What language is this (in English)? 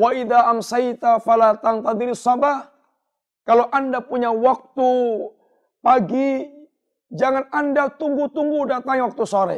Indonesian